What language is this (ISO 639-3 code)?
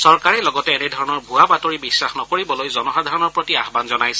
asm